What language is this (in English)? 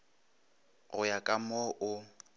Northern Sotho